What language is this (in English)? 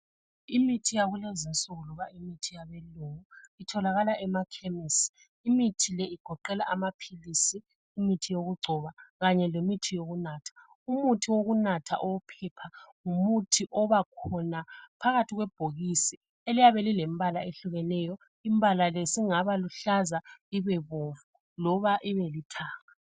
North Ndebele